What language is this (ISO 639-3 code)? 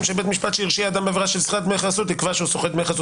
heb